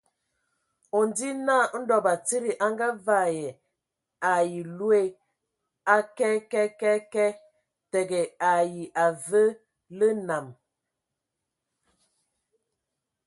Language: Ewondo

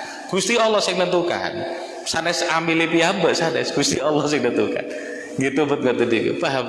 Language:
Indonesian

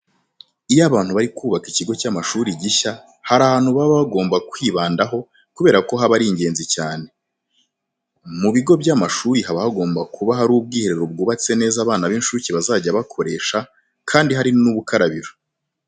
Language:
Kinyarwanda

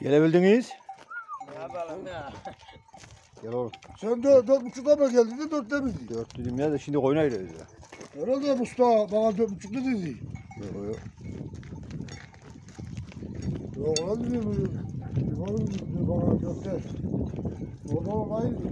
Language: Turkish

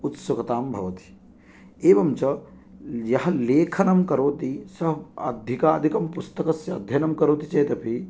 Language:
Sanskrit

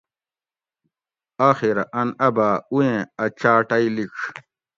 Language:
Gawri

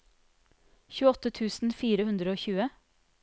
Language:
Norwegian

